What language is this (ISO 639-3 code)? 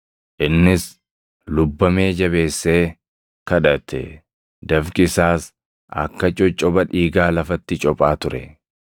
orm